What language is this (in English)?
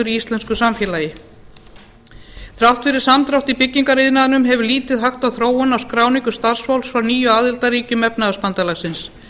Icelandic